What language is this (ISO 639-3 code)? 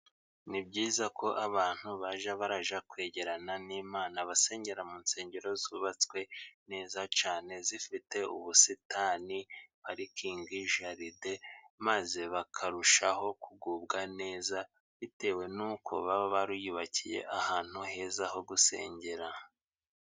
kin